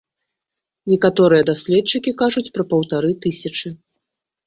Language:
Belarusian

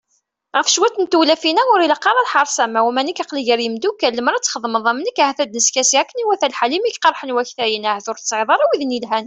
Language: Kabyle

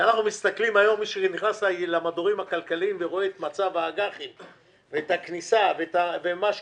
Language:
Hebrew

